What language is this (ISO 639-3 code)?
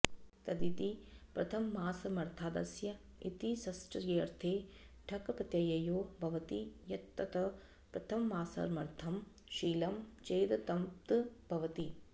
san